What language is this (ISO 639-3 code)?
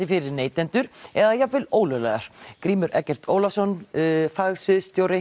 isl